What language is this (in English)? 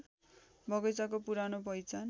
Nepali